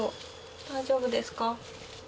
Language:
Japanese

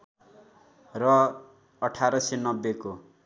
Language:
Nepali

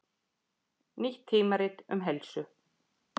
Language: Icelandic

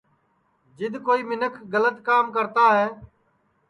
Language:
Sansi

